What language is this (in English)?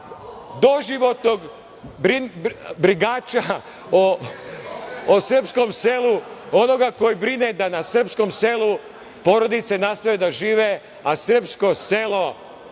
Serbian